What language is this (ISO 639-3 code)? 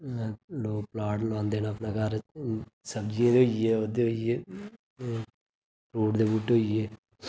doi